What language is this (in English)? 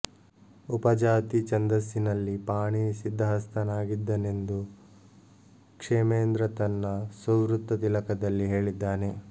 Kannada